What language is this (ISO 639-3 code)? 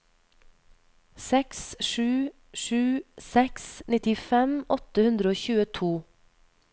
nor